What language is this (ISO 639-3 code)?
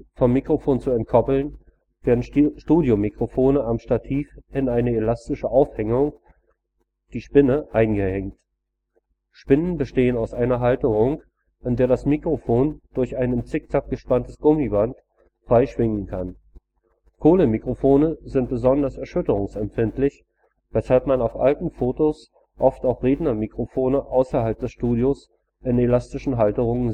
deu